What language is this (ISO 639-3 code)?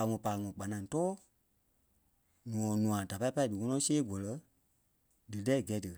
kpe